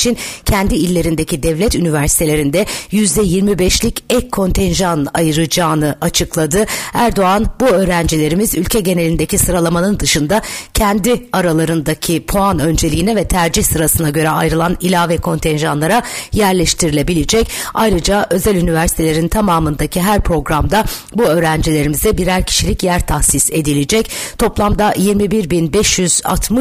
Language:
Turkish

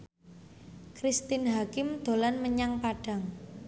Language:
Javanese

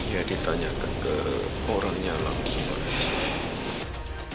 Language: Indonesian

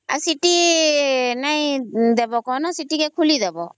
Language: Odia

